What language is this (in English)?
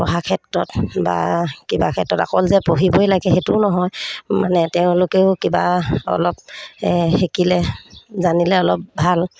Assamese